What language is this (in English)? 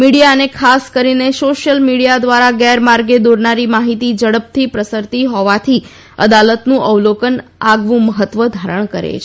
Gujarati